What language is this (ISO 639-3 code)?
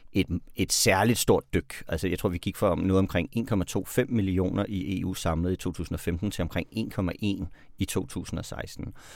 dan